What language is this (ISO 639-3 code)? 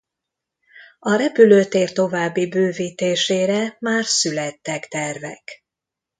hun